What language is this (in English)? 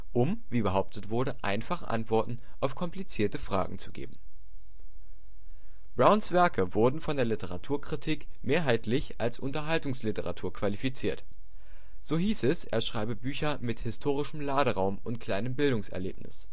German